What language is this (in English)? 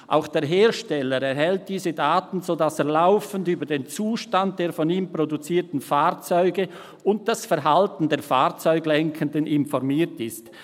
Swiss German